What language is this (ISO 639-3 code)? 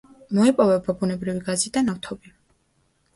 kat